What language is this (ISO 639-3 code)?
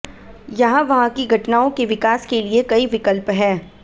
hin